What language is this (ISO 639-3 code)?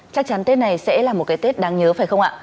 vie